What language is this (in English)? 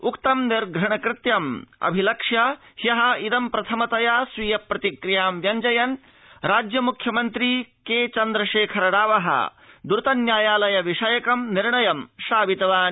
Sanskrit